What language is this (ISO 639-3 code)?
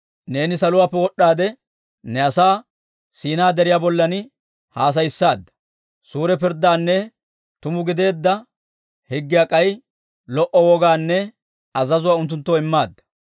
dwr